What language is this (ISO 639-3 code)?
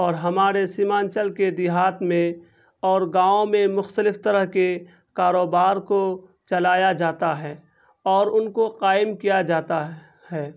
urd